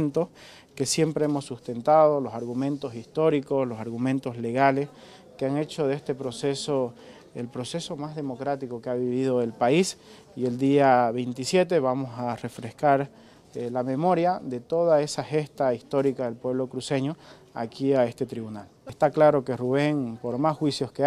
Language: Spanish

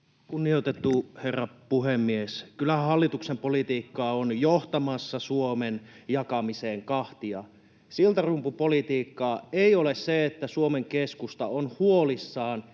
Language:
Finnish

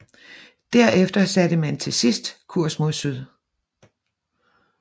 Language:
Danish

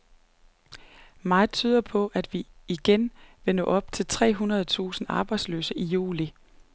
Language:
Danish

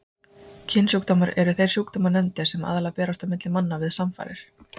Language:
Icelandic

